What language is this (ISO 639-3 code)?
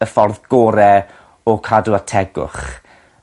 cym